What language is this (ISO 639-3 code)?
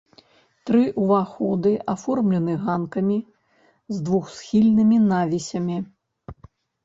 bel